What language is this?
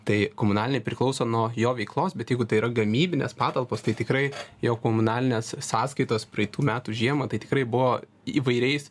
Lithuanian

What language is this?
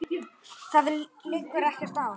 Icelandic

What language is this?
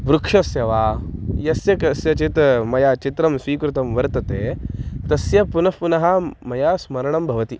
Sanskrit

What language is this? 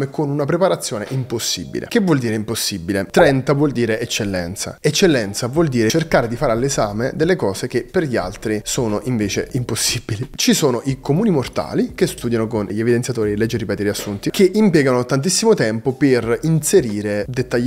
Italian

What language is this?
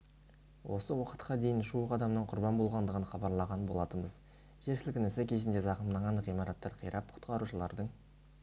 Kazakh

